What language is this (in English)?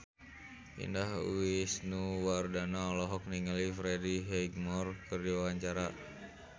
Sundanese